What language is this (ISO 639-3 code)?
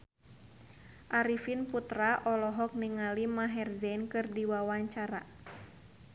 sun